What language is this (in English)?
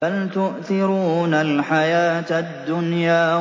Arabic